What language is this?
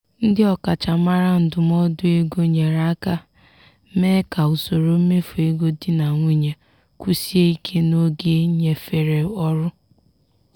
Igbo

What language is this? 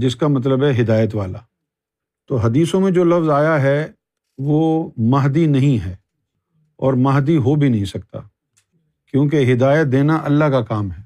Urdu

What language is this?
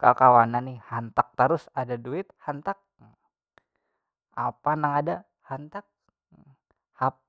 Banjar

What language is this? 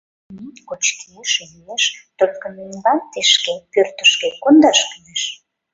Mari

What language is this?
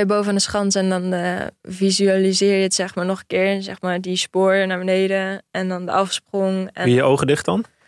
Dutch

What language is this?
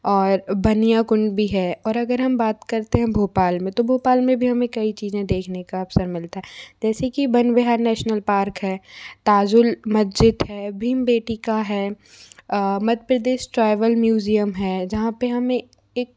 Hindi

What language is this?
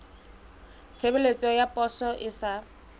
Southern Sotho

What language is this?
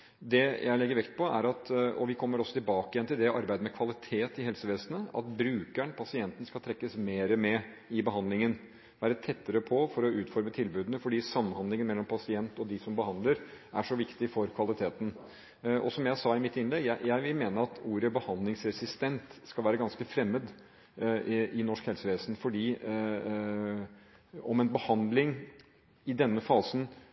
Norwegian Bokmål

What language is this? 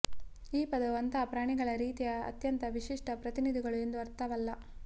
Kannada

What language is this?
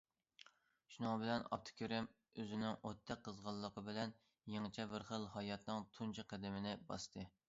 Uyghur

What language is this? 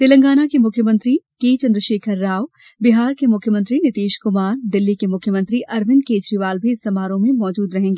Hindi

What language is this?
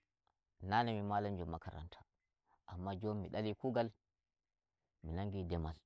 Nigerian Fulfulde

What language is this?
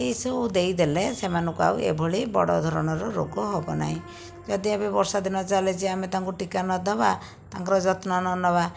Odia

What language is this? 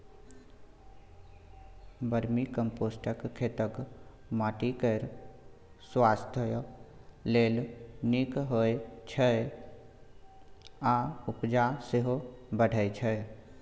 Maithili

